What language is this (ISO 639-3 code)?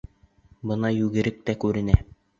bak